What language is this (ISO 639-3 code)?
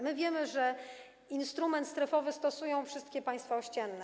pol